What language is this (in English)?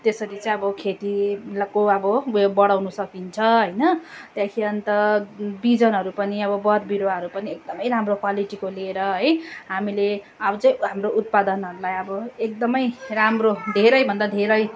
Nepali